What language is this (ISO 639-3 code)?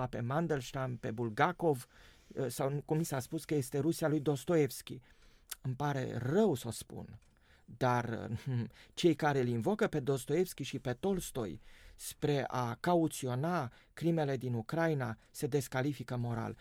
ron